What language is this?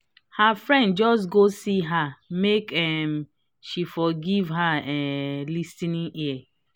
Nigerian Pidgin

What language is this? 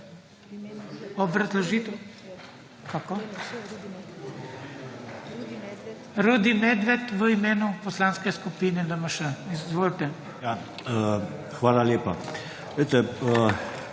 Slovenian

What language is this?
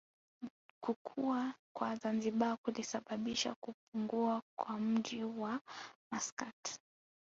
Swahili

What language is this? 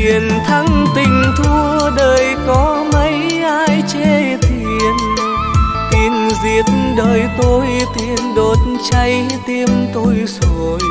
Vietnamese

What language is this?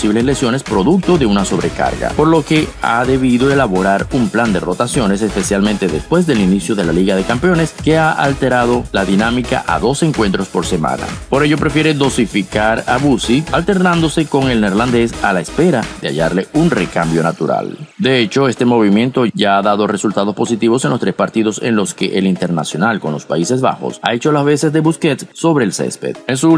Spanish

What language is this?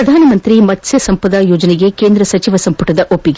Kannada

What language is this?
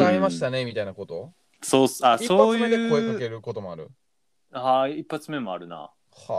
Japanese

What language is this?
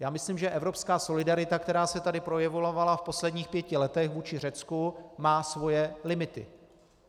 Czech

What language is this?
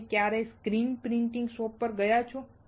Gujarati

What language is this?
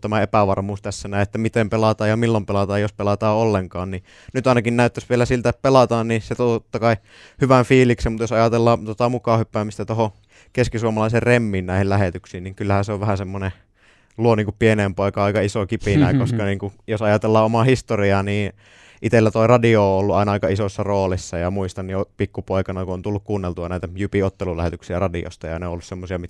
Finnish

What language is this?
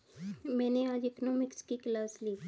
Hindi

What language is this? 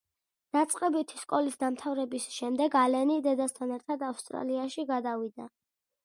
Georgian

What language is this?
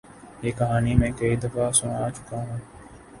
Urdu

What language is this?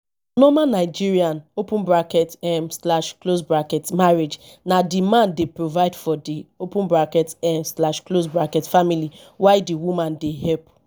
Nigerian Pidgin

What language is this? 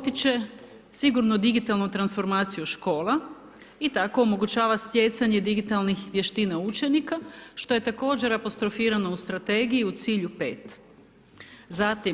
Croatian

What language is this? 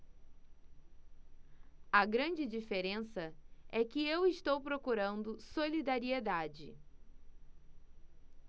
Portuguese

